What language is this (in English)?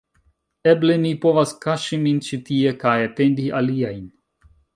Esperanto